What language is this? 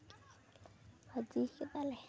Santali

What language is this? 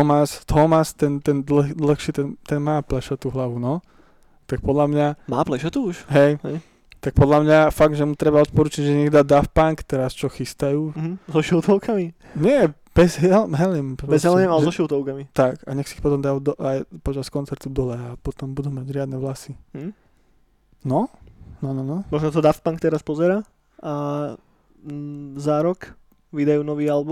Slovak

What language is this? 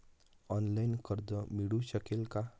Marathi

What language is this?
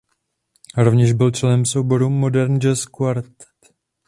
Czech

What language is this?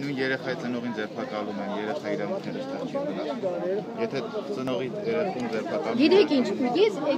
Italian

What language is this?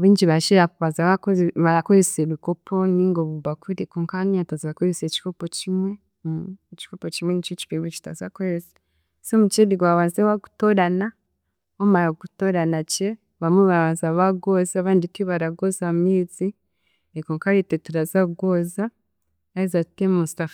Chiga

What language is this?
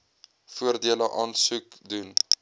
Afrikaans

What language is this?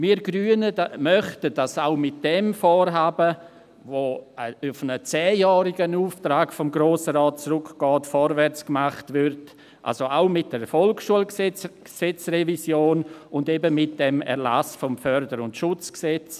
Swiss German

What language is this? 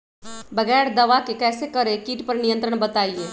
Magahi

